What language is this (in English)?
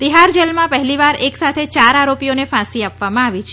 Gujarati